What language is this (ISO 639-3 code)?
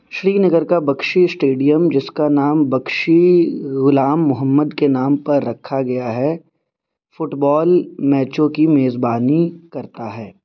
urd